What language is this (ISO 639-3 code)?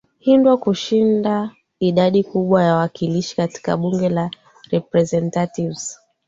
swa